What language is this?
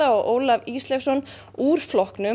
Icelandic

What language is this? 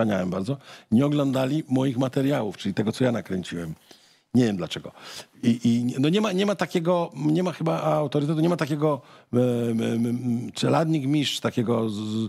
Polish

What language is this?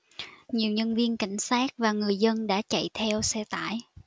Vietnamese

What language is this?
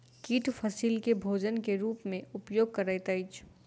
Maithili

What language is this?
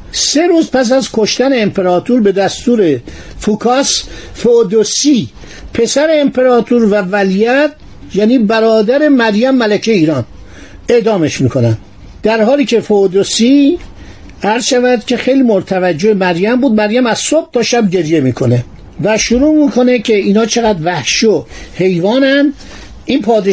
Persian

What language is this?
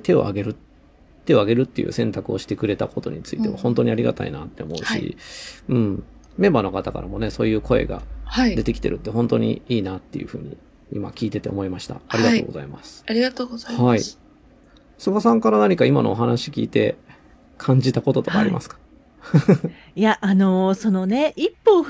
Japanese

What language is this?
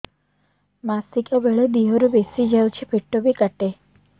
Odia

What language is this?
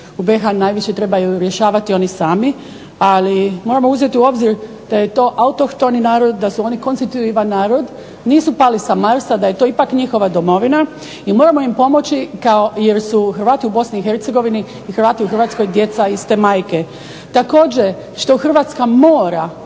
Croatian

